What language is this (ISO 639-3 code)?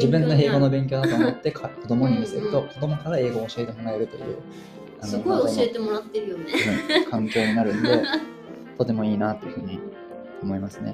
jpn